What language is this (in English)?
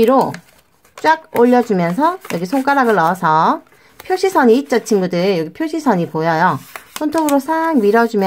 Korean